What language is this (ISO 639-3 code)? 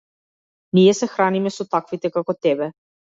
mkd